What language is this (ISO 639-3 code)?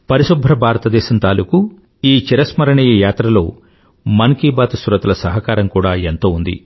tel